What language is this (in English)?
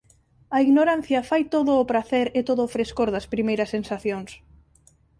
Galician